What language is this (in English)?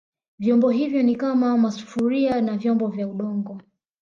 Swahili